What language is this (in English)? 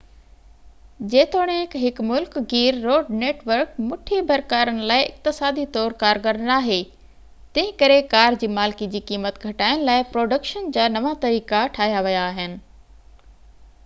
Sindhi